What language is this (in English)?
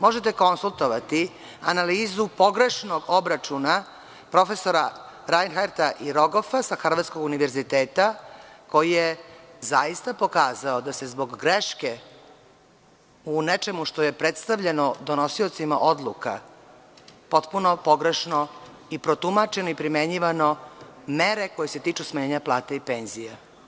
Serbian